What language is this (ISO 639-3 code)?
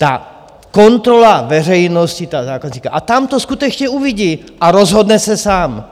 ces